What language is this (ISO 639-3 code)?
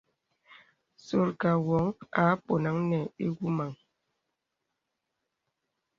beb